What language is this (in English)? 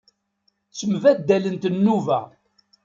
Kabyle